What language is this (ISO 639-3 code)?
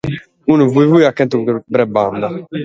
srd